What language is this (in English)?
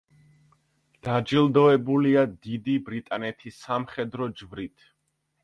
Georgian